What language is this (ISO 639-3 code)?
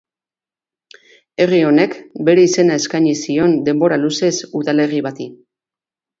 eus